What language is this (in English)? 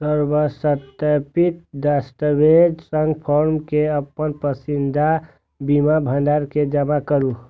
Maithili